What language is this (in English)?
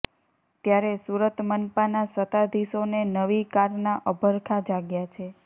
Gujarati